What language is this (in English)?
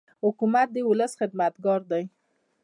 Pashto